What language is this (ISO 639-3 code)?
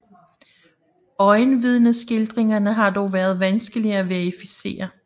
dan